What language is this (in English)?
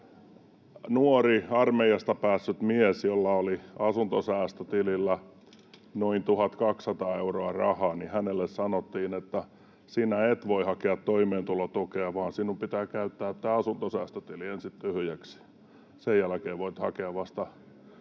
Finnish